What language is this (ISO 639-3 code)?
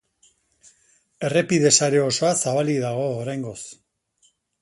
eus